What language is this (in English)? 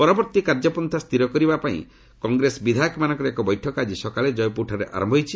Odia